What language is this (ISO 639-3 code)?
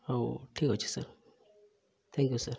ori